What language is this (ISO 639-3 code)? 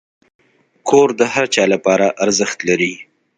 pus